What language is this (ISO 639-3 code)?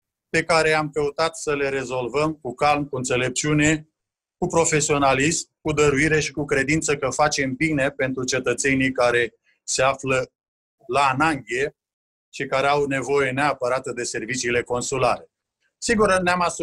ron